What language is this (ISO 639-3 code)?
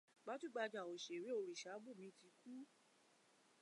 yor